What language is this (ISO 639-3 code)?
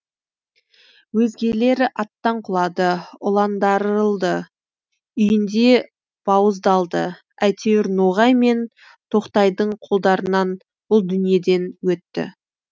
kaz